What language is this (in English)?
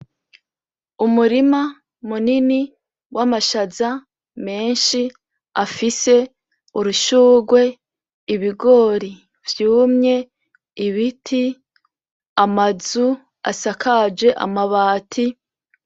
Rundi